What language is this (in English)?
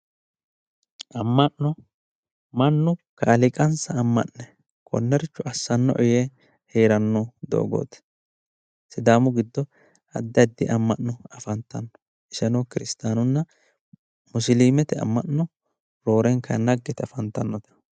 Sidamo